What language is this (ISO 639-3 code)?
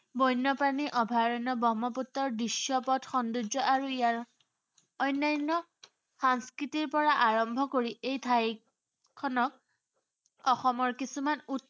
asm